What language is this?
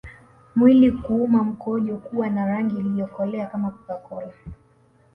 Swahili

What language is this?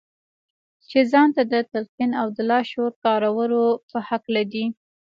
Pashto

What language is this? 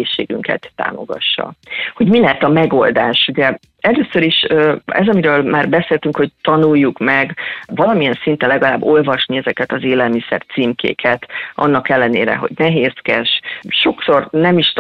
Hungarian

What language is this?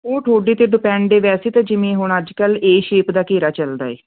Punjabi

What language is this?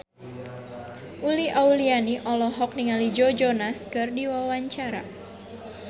Sundanese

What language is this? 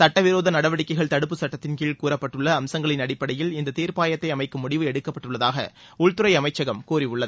Tamil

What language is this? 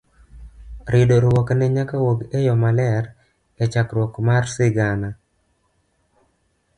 Luo (Kenya and Tanzania)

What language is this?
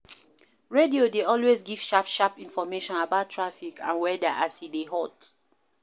Nigerian Pidgin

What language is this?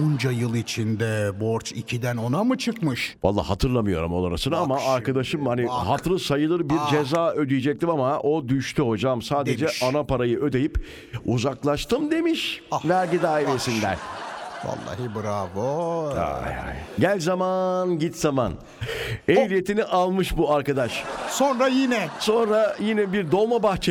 Turkish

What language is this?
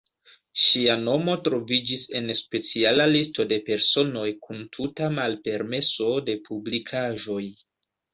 Esperanto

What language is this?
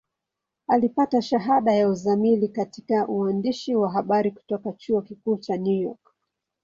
Swahili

